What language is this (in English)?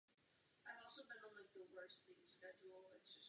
Czech